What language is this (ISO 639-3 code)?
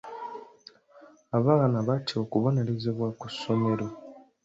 lug